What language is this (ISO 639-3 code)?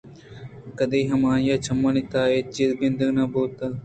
bgp